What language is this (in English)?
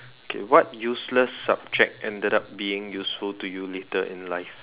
English